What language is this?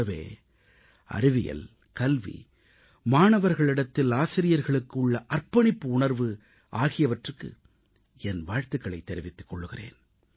Tamil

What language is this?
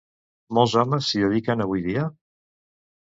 Catalan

